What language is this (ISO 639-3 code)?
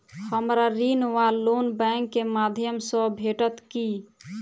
mai